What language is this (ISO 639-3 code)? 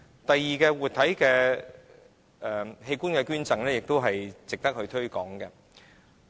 yue